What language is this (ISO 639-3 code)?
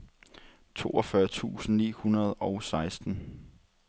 dan